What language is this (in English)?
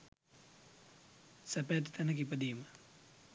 Sinhala